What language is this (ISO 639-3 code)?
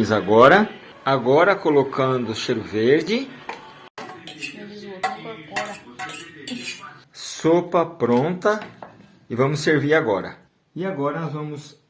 por